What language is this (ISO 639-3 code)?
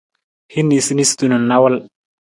nmz